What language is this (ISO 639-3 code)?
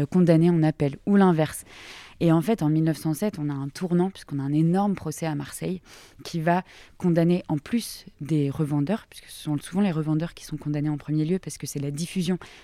fra